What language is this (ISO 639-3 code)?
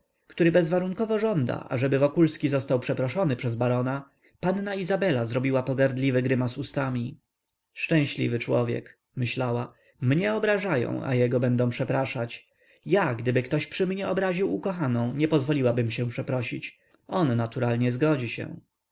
pol